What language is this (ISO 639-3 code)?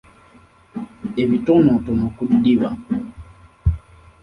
lug